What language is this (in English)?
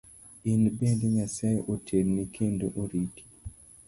Luo (Kenya and Tanzania)